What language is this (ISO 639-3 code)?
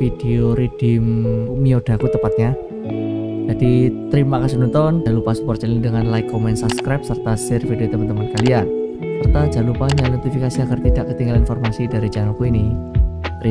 ind